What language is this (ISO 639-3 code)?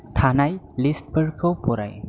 brx